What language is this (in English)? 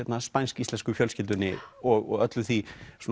Icelandic